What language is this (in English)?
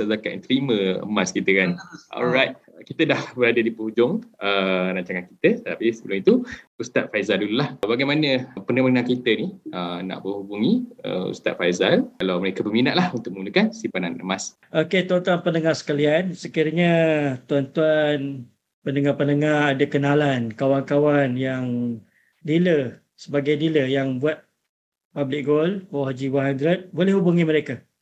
Malay